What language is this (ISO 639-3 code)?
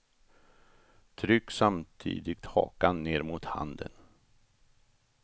swe